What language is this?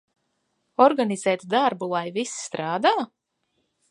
Latvian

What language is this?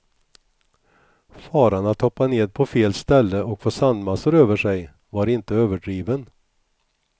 Swedish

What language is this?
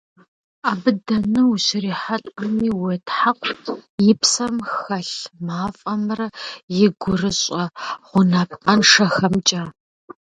Kabardian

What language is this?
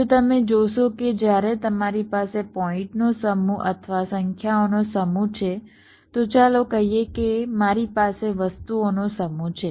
Gujarati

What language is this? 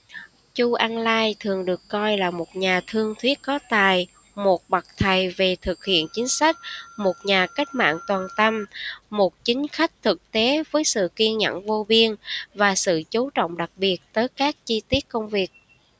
Vietnamese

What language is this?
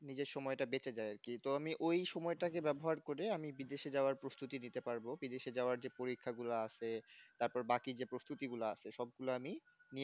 Bangla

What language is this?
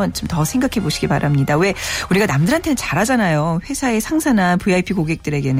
Korean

